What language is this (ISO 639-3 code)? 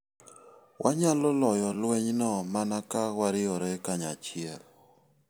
luo